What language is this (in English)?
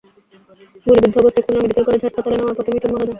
Bangla